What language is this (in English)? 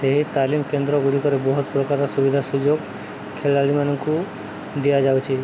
Odia